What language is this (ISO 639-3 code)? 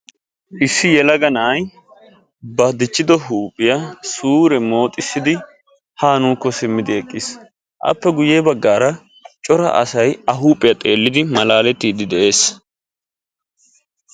wal